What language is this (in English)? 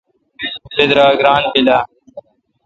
Kalkoti